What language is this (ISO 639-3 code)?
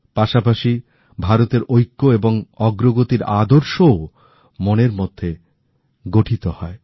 ben